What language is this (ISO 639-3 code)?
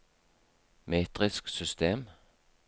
nor